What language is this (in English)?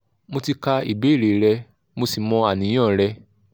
Yoruba